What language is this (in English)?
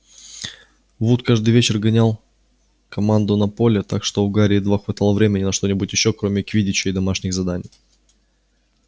Russian